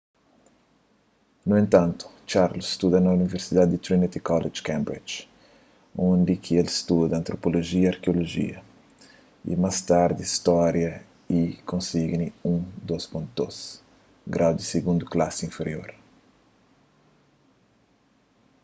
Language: Kabuverdianu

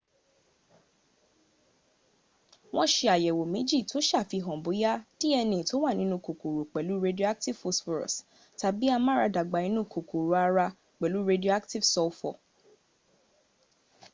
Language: Yoruba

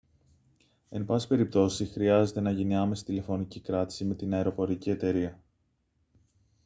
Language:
Greek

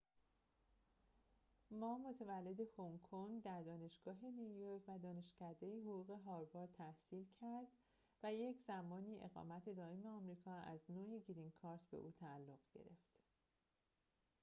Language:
Persian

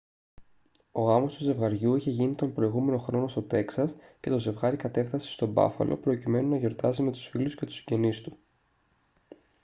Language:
Greek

